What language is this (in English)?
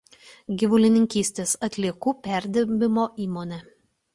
Lithuanian